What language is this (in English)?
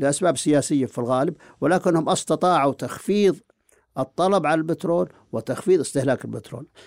Arabic